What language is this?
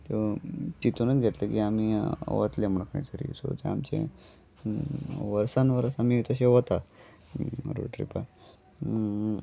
Konkani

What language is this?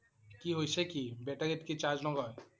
Assamese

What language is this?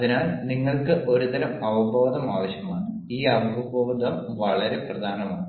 Malayalam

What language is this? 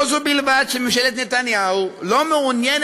Hebrew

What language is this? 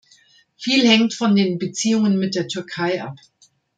German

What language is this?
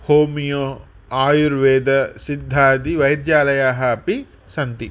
Sanskrit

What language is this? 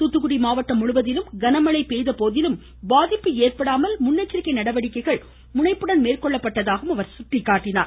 Tamil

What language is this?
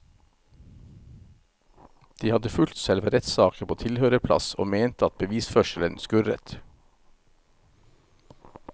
Norwegian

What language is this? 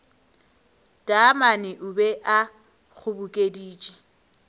Northern Sotho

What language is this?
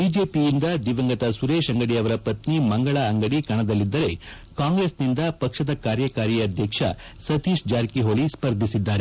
Kannada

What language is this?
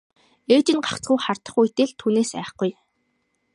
Mongolian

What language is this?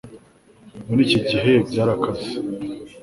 Kinyarwanda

